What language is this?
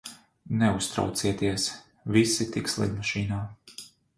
Latvian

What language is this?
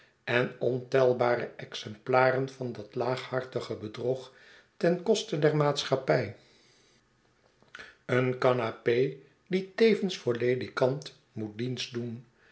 Dutch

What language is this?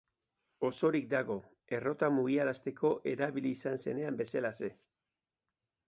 Basque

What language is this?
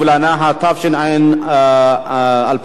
Hebrew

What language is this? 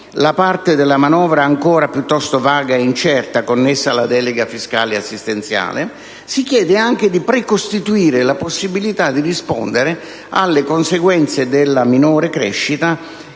Italian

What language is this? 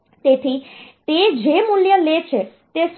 Gujarati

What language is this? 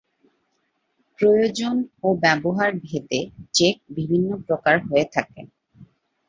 Bangla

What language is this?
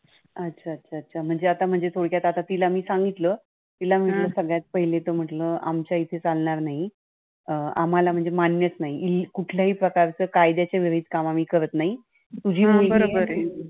Marathi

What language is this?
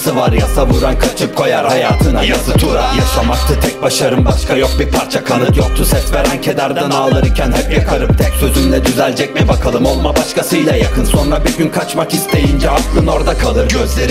Turkish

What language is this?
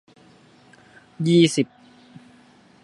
Thai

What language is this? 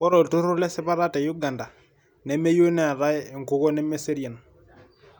Masai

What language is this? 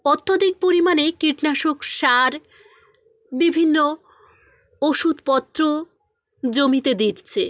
Bangla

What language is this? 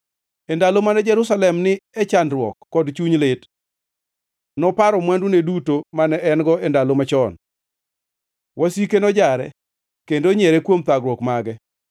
Luo (Kenya and Tanzania)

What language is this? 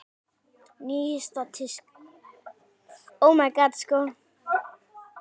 Icelandic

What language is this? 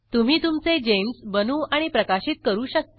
Marathi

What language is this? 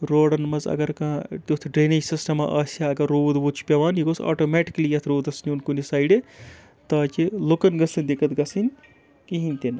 Kashmiri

